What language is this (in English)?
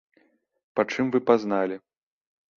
Belarusian